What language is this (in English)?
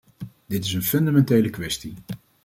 Dutch